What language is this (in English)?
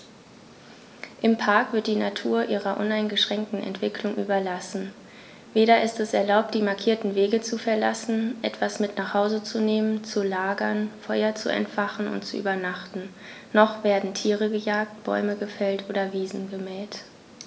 German